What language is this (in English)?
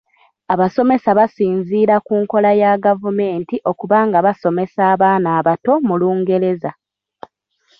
Ganda